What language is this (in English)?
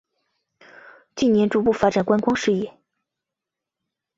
Chinese